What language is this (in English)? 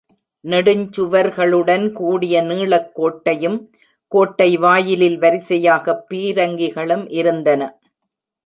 Tamil